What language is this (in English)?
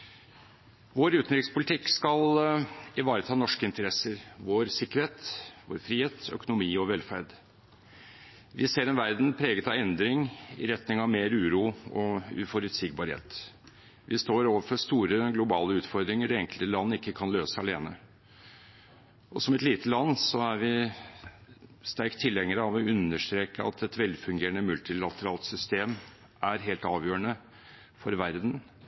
Norwegian Bokmål